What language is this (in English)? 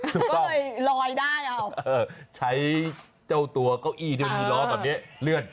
Thai